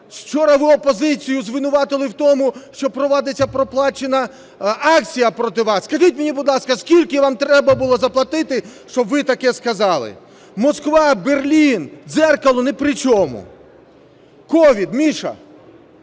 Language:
Ukrainian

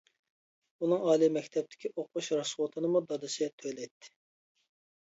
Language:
Uyghur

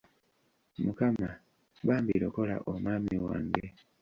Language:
Ganda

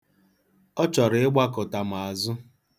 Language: Igbo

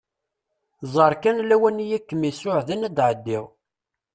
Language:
Kabyle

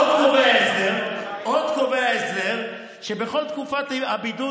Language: Hebrew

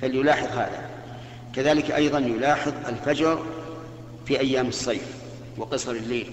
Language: Arabic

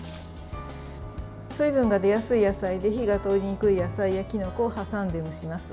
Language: Japanese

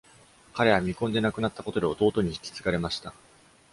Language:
Japanese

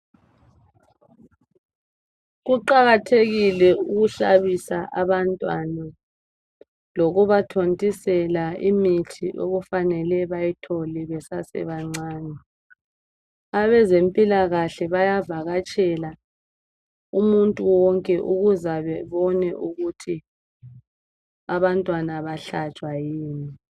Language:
North Ndebele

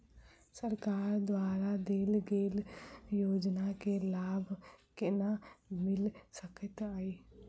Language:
Maithili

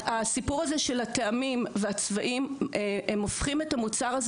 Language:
Hebrew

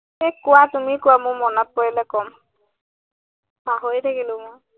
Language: Assamese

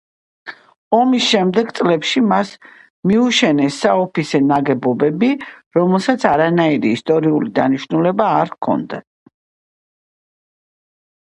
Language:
Georgian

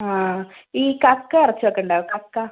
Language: Malayalam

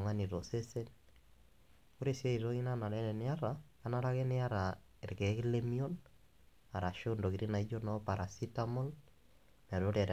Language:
Masai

